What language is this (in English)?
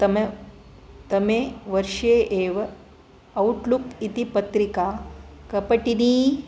Sanskrit